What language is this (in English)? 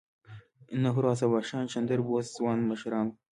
Pashto